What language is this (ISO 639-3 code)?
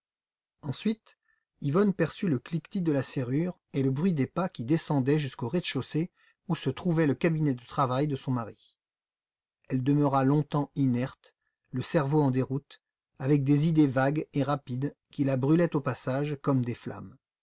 fra